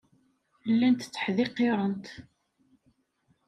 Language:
Kabyle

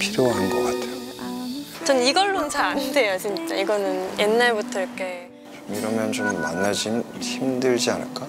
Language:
Korean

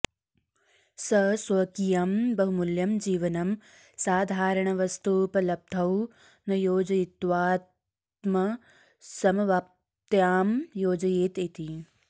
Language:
Sanskrit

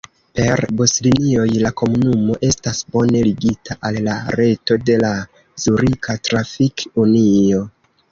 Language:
Esperanto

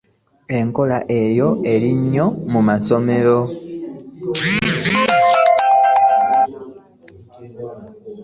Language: Ganda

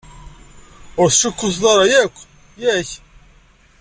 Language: Kabyle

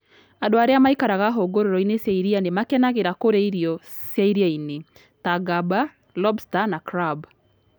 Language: Kikuyu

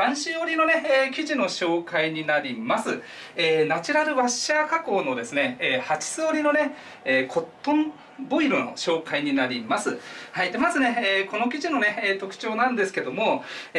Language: Japanese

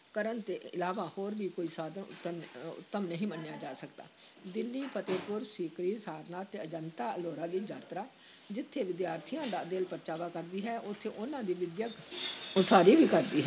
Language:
Punjabi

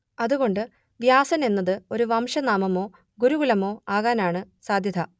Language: Malayalam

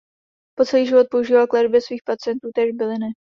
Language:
Czech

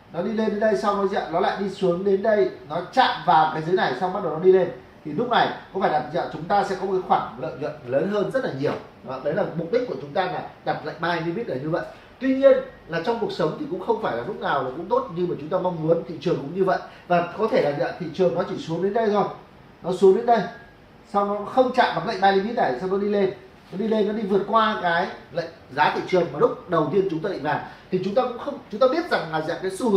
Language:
Vietnamese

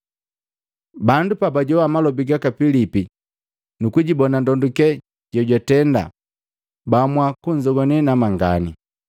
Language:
Matengo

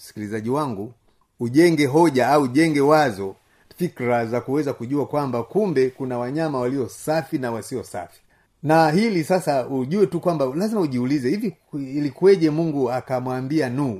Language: Swahili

